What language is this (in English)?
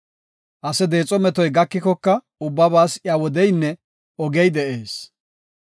Gofa